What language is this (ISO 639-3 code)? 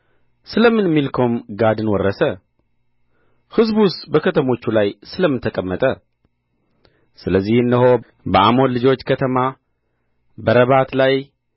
amh